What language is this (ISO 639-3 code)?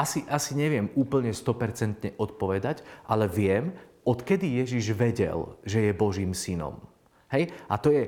slk